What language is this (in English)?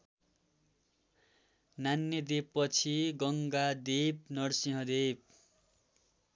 Nepali